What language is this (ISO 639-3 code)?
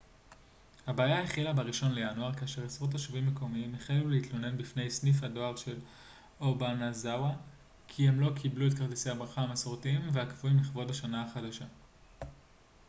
heb